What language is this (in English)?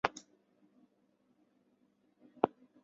Chinese